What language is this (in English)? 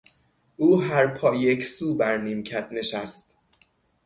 Persian